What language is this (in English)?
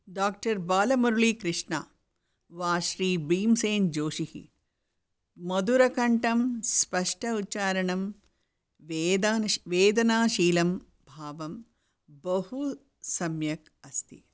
Sanskrit